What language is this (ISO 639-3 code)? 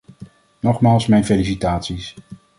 nld